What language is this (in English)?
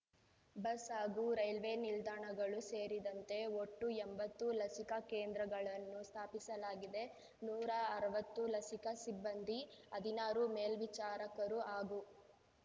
Kannada